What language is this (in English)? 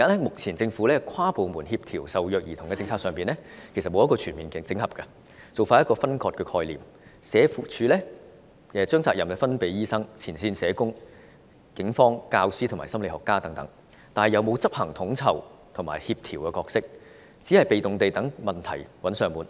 Cantonese